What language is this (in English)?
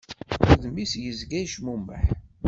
Kabyle